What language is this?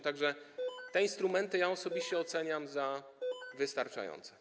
Polish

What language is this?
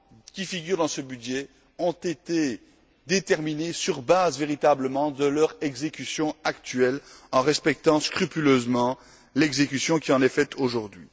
French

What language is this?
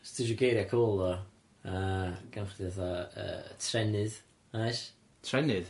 Welsh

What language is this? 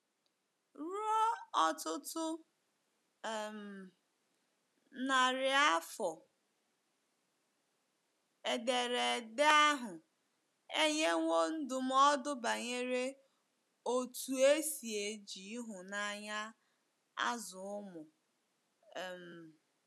Igbo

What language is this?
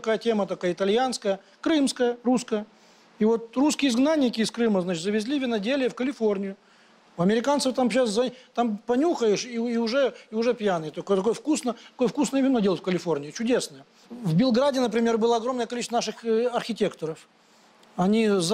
Russian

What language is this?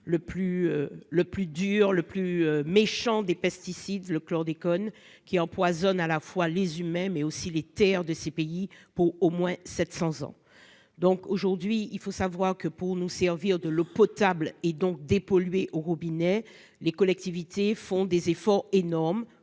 French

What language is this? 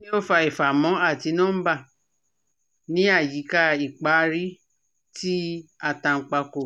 Yoruba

